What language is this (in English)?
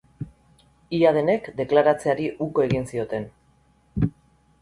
Basque